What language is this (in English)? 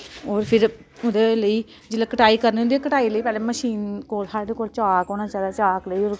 Dogri